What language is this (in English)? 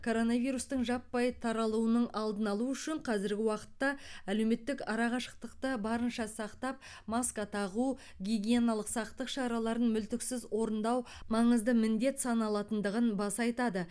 Kazakh